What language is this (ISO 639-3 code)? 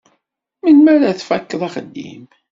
kab